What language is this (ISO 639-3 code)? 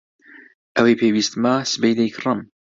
ckb